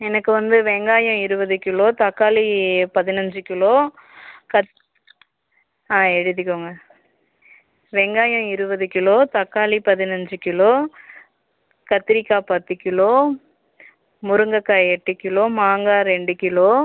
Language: Tamil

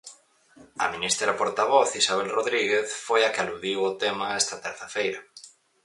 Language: Galician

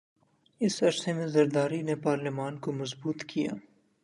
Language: Urdu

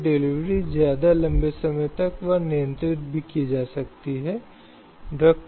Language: Hindi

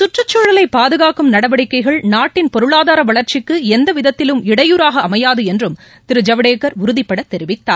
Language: Tamil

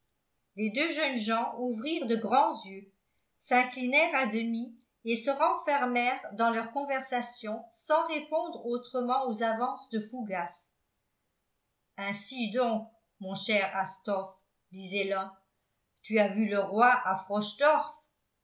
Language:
French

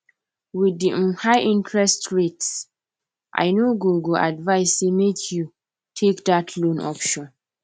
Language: Nigerian Pidgin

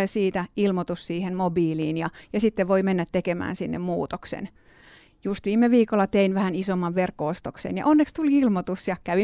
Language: Finnish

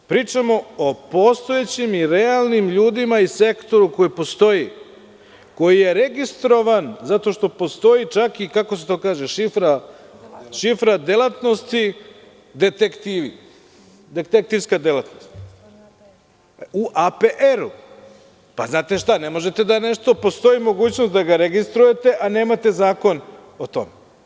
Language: Serbian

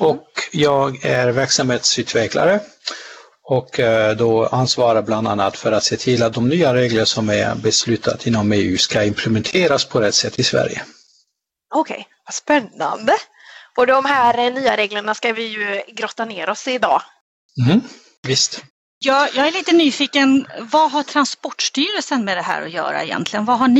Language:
Swedish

